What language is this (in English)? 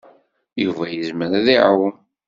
Kabyle